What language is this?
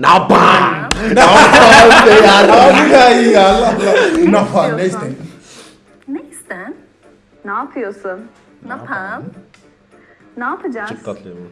Turkish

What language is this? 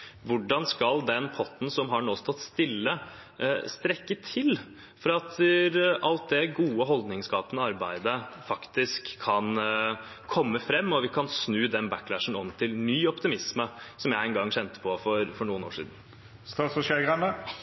Norwegian Bokmål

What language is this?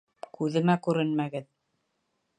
Bashkir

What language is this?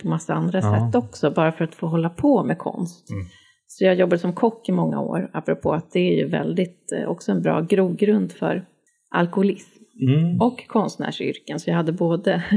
Swedish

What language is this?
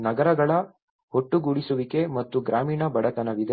Kannada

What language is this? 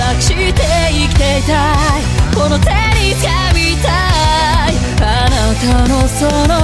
Romanian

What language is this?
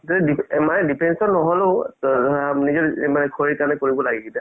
Assamese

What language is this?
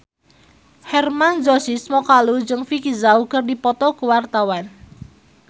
Sundanese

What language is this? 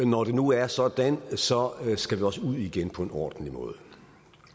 Danish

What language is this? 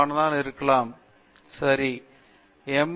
Tamil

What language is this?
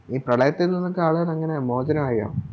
Malayalam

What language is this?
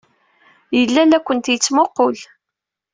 Kabyle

